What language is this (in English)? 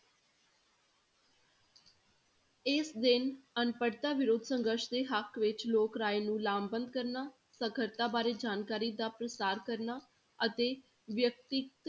Punjabi